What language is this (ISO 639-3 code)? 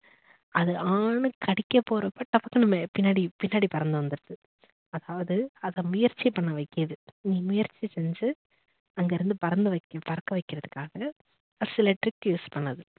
tam